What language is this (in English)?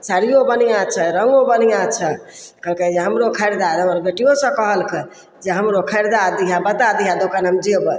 Maithili